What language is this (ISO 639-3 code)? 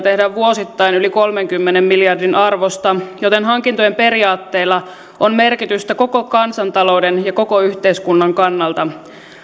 fin